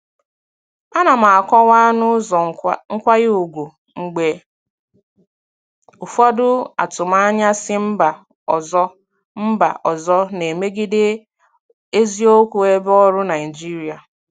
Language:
Igbo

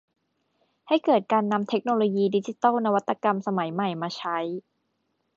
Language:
Thai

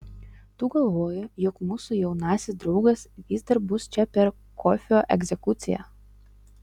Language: Lithuanian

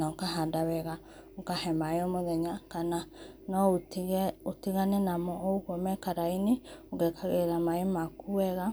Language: Kikuyu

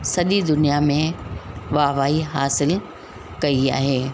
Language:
Sindhi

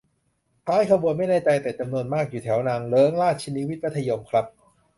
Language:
Thai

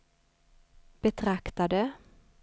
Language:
Swedish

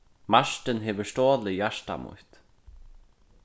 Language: Faroese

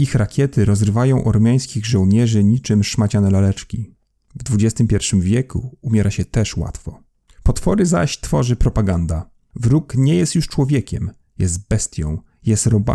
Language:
Polish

